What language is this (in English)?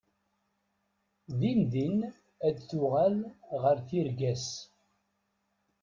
Kabyle